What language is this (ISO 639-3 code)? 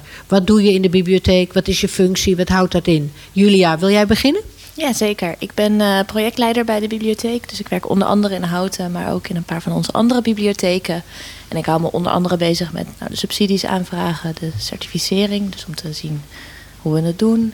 nld